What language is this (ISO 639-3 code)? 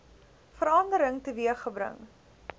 afr